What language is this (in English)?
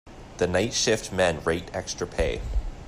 English